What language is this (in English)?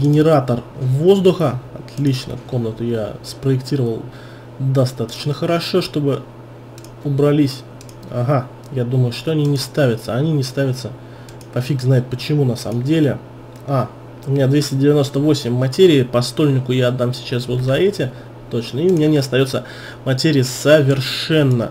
Russian